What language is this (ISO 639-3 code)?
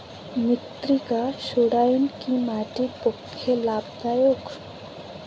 ben